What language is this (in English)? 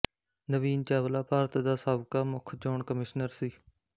Punjabi